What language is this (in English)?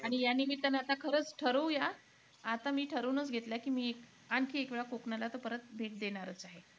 Marathi